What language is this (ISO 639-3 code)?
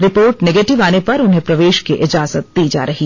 hin